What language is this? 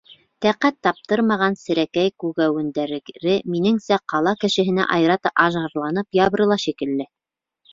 Bashkir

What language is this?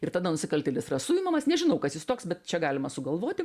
Lithuanian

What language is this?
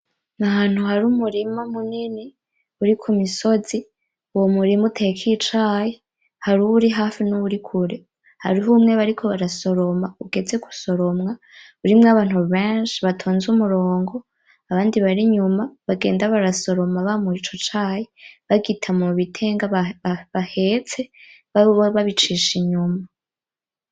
Rundi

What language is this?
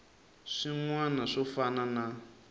Tsonga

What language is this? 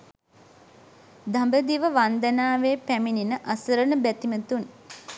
Sinhala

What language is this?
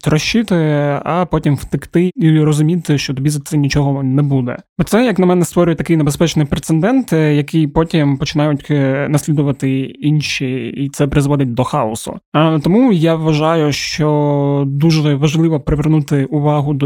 Ukrainian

